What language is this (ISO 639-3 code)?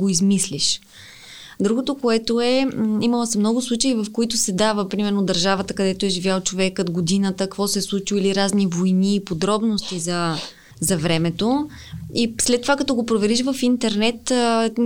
bul